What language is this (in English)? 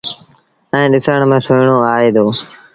Sindhi Bhil